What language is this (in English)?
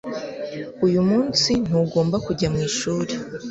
Kinyarwanda